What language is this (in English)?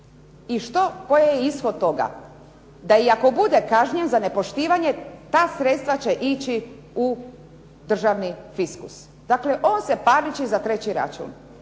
Croatian